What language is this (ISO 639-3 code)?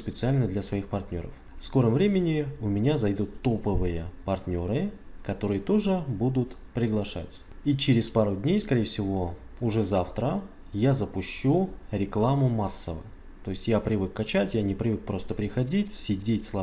rus